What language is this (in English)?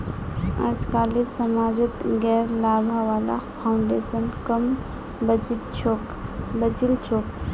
Magahi